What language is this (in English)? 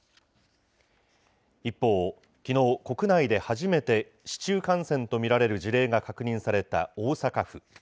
Japanese